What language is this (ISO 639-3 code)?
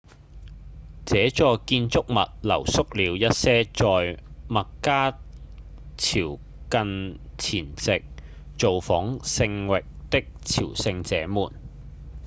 yue